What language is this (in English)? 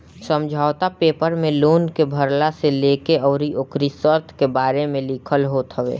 Bhojpuri